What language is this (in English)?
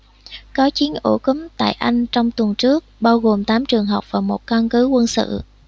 Vietnamese